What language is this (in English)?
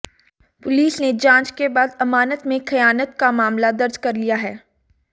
Hindi